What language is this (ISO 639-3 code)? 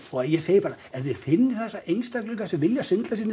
isl